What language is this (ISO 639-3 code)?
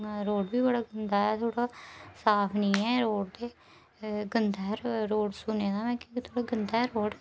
doi